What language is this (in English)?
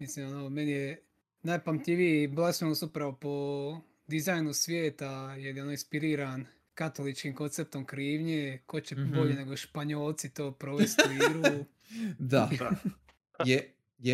Croatian